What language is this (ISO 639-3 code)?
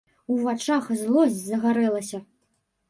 bel